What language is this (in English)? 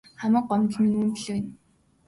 Mongolian